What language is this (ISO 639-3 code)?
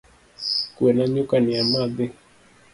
luo